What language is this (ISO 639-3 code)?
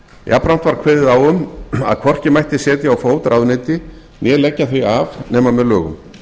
isl